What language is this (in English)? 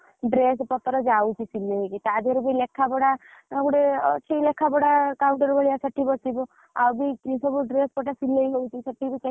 Odia